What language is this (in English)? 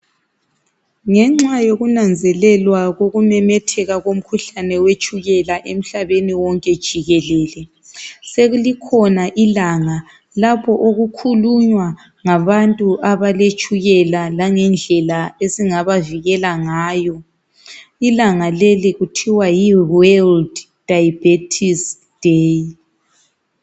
North Ndebele